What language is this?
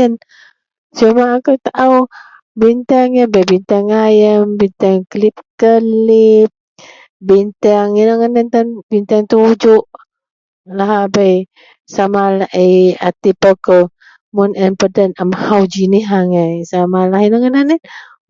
Central Melanau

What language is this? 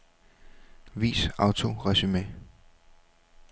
Danish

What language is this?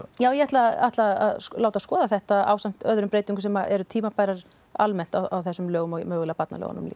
Icelandic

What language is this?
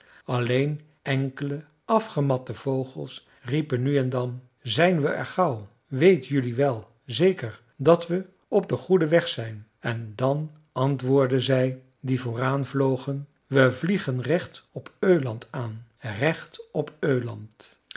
Dutch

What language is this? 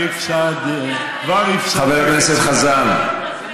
Hebrew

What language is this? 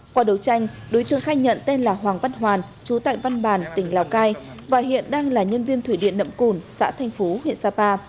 Vietnamese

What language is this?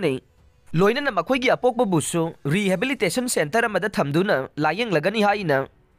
Filipino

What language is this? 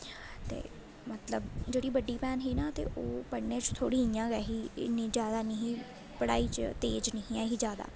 Dogri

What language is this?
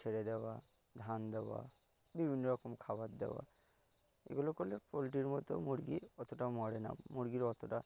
Bangla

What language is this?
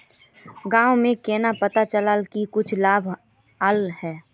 Magahi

